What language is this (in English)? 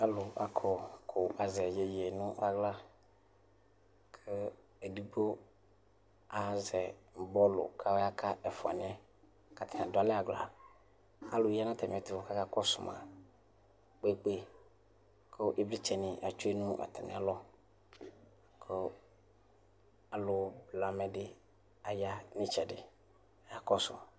Ikposo